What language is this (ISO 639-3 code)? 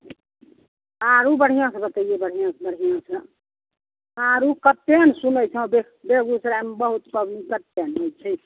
mai